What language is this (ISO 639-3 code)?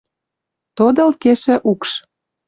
mrj